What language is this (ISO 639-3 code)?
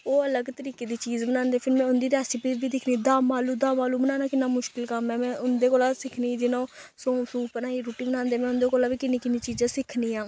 doi